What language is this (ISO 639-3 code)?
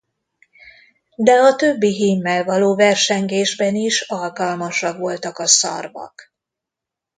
hun